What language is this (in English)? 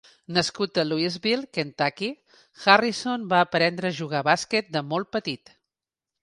Catalan